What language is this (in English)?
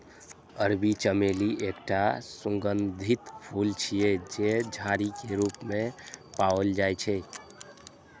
Maithili